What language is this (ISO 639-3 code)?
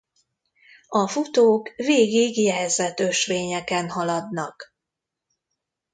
hun